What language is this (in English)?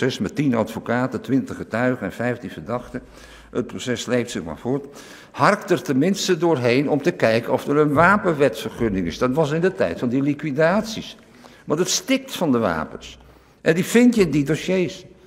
Dutch